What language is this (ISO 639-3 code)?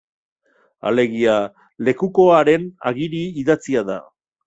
eus